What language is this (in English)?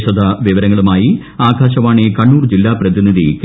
Malayalam